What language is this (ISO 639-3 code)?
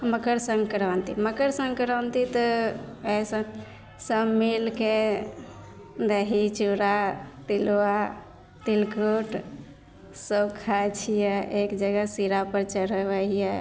mai